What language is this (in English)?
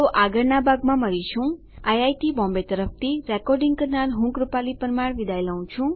Gujarati